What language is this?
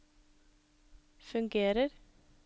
Norwegian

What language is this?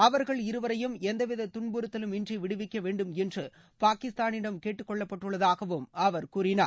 Tamil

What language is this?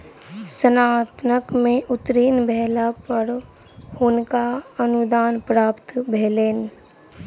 Maithili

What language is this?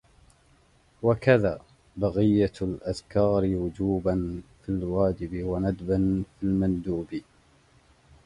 Arabic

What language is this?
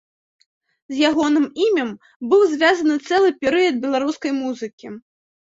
Belarusian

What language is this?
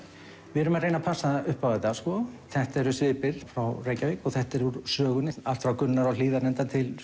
Icelandic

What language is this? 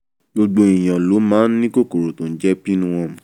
Yoruba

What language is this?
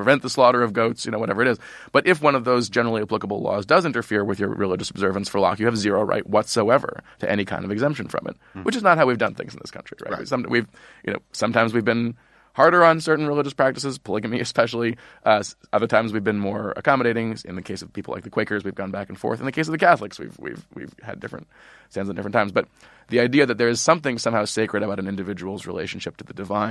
English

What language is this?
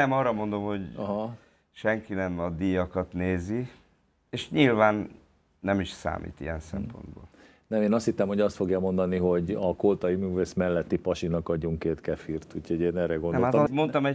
Hungarian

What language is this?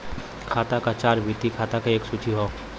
Bhojpuri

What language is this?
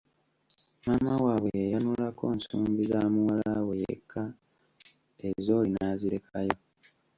Ganda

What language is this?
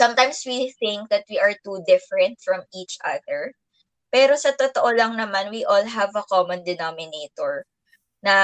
Filipino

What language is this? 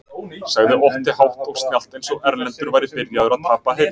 Icelandic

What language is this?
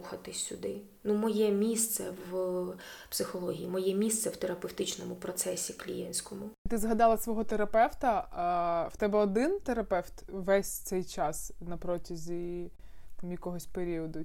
Ukrainian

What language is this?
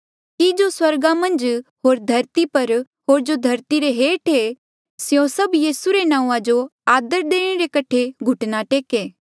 Mandeali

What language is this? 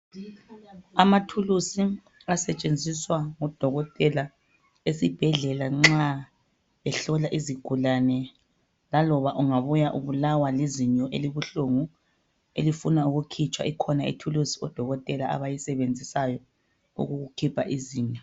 North Ndebele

